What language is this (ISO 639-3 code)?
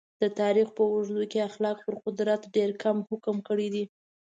pus